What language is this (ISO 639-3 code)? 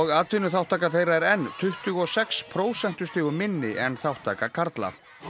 isl